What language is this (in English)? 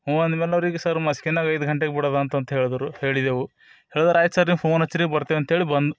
Kannada